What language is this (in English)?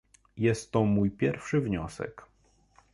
Polish